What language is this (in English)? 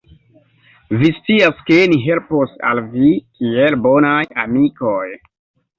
Esperanto